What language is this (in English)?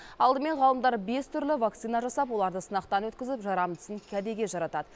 Kazakh